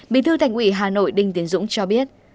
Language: Vietnamese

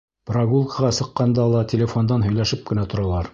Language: Bashkir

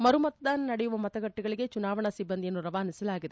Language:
Kannada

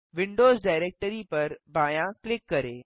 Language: Hindi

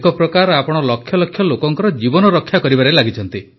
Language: Odia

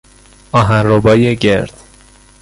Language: Persian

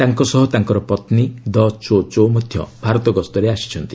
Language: Odia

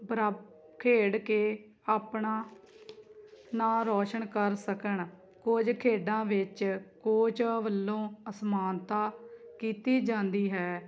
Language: Punjabi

